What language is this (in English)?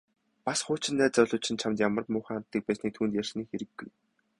Mongolian